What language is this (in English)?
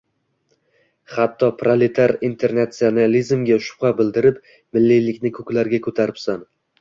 Uzbek